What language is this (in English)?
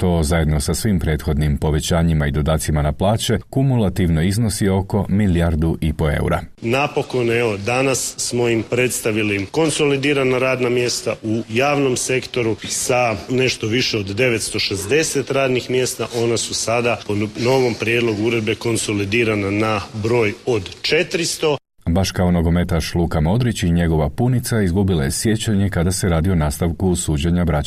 Croatian